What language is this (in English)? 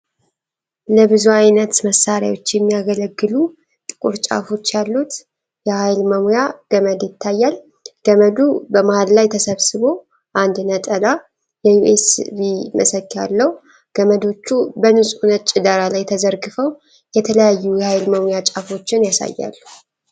Amharic